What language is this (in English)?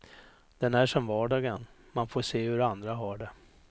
Swedish